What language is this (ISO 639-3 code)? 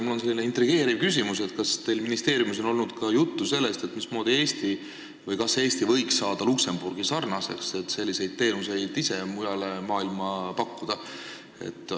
est